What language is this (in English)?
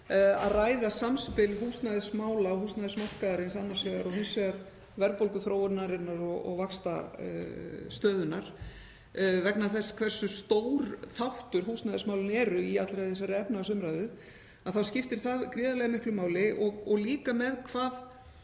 Icelandic